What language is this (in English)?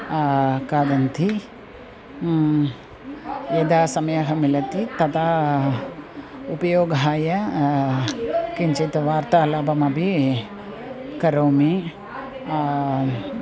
Sanskrit